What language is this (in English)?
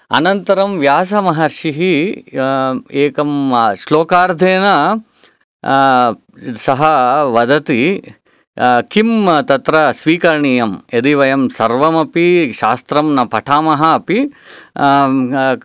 Sanskrit